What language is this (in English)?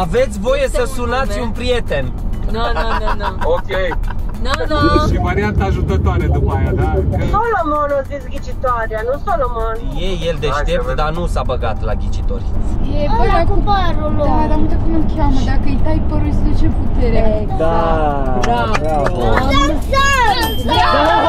Romanian